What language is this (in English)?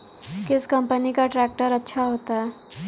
Hindi